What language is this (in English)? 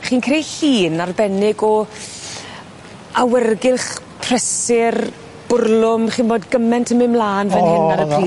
Welsh